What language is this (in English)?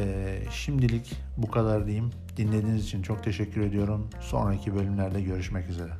Turkish